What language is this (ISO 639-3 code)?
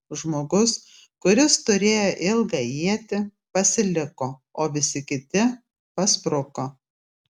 lit